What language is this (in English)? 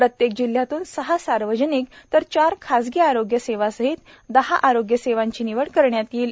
Marathi